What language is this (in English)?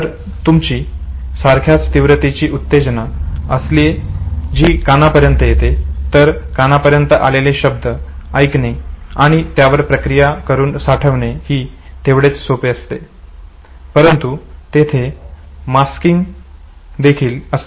Marathi